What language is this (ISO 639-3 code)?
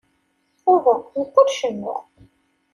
kab